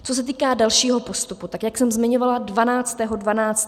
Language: Czech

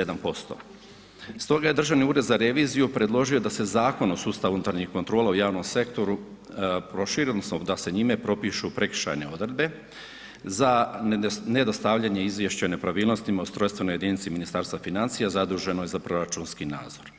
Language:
Croatian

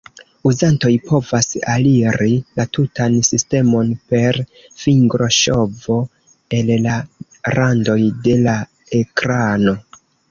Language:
Esperanto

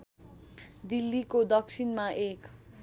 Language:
Nepali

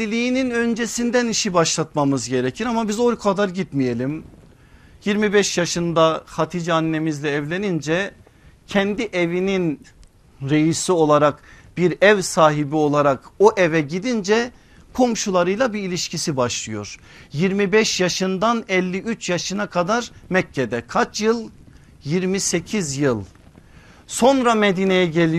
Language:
Turkish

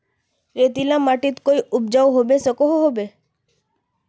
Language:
Magahi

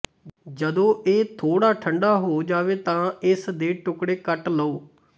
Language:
Punjabi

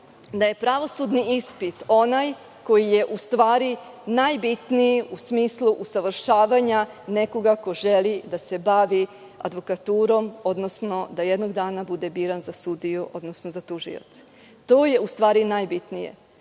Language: Serbian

